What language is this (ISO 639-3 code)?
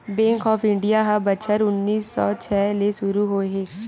hne